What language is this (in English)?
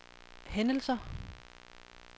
Danish